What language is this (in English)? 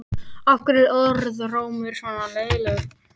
Icelandic